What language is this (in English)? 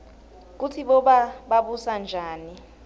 Swati